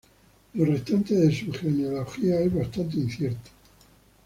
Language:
Spanish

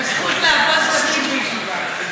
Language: Hebrew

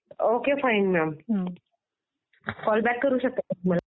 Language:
Marathi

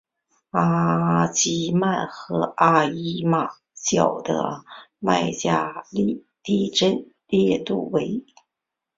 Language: Chinese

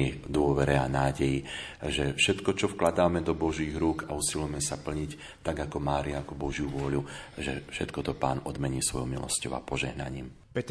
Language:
Slovak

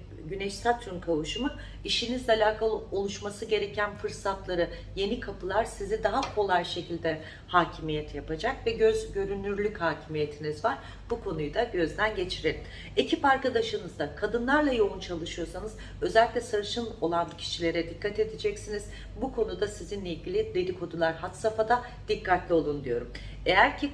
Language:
Turkish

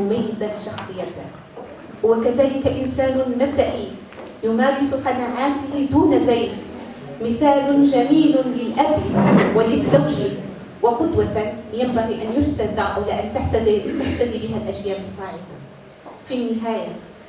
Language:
Arabic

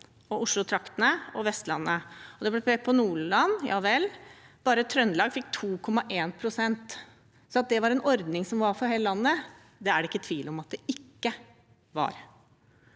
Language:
Norwegian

